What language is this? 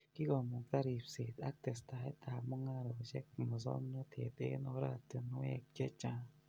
Kalenjin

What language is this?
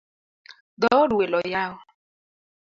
Luo (Kenya and Tanzania)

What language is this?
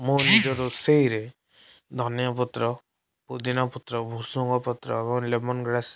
Odia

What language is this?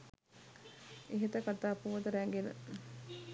Sinhala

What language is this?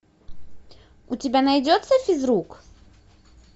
Russian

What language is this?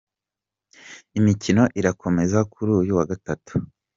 Kinyarwanda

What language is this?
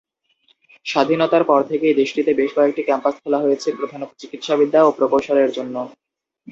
Bangla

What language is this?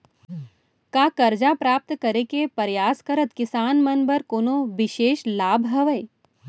Chhattisgarhi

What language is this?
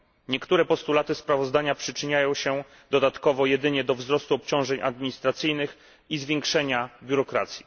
Polish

